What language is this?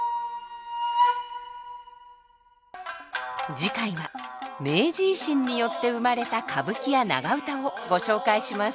Japanese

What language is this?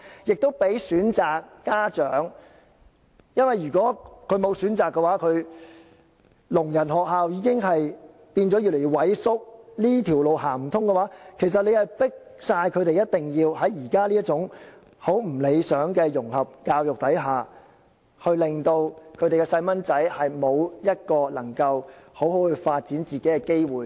Cantonese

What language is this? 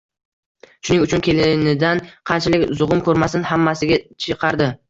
Uzbek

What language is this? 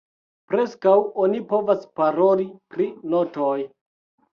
Esperanto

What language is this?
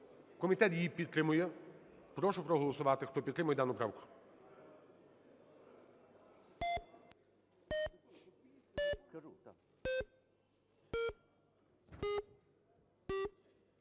Ukrainian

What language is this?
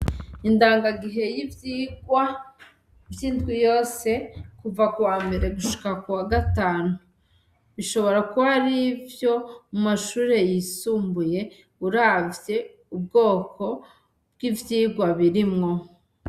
Rundi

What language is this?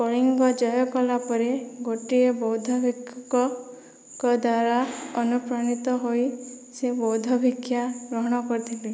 Odia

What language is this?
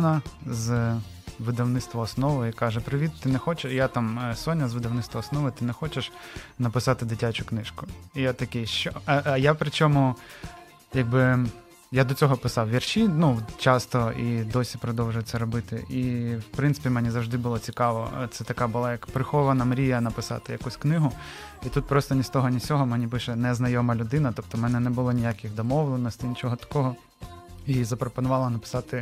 Ukrainian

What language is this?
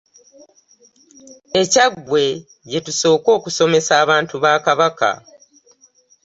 Ganda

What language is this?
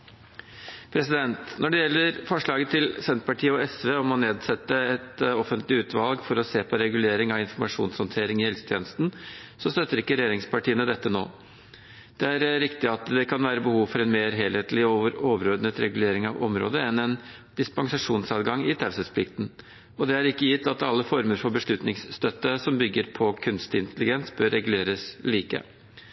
Norwegian Bokmål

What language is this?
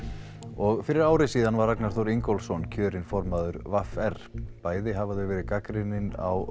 Icelandic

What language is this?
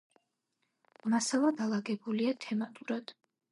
Georgian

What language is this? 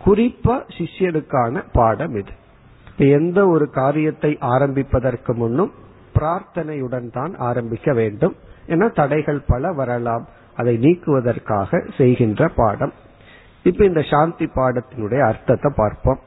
Tamil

